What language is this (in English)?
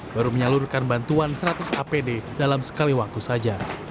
Indonesian